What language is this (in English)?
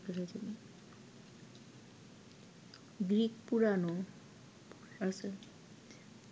Bangla